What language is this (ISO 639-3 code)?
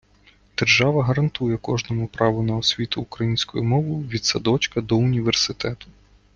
ukr